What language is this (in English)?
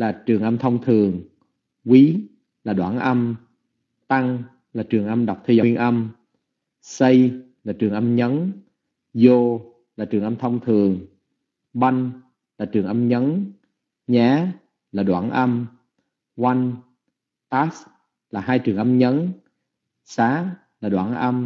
Vietnamese